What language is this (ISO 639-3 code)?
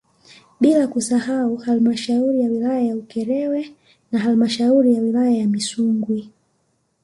swa